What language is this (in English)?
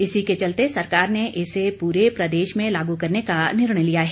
Hindi